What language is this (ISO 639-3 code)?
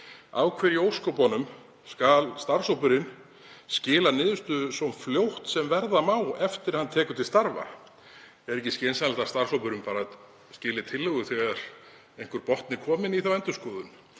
isl